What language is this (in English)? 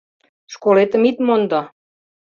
Mari